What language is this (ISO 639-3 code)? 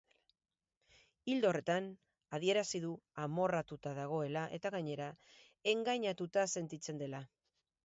eus